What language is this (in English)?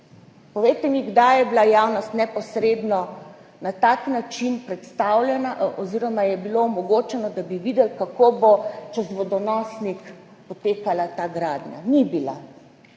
Slovenian